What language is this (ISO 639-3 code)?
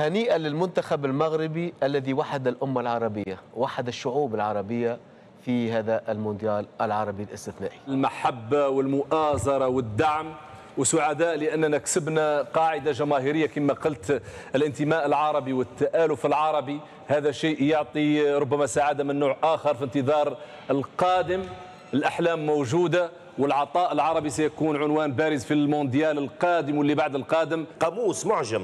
ara